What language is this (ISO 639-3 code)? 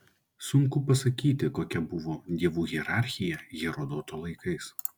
lit